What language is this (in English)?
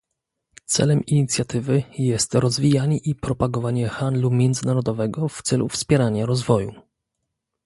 Polish